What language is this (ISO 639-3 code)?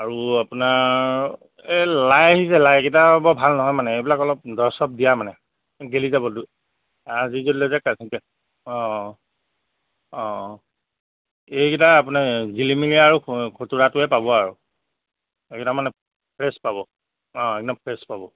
asm